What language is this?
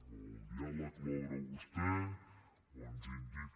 Catalan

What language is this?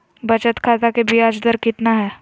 Magahi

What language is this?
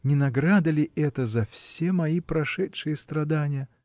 Russian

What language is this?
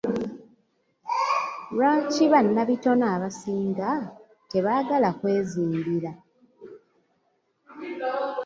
Ganda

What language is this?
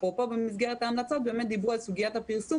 Hebrew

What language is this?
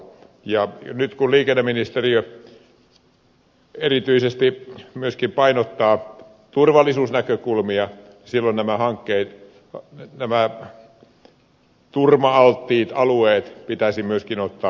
Finnish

